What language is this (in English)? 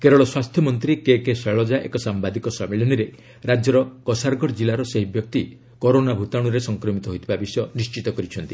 Odia